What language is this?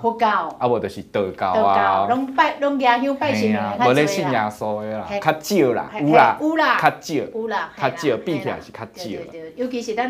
Chinese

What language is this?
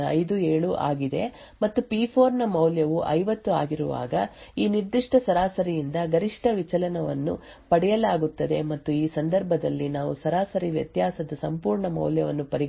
Kannada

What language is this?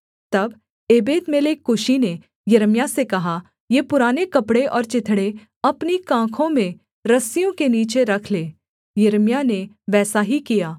Hindi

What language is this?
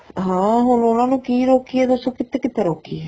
Punjabi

